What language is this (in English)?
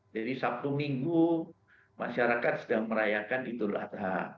Indonesian